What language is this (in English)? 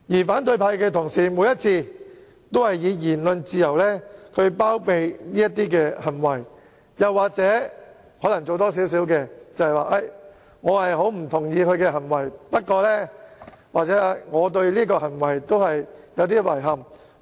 Cantonese